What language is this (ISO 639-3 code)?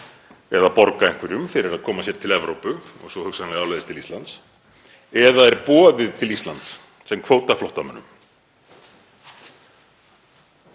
isl